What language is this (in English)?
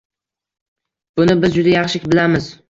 Uzbek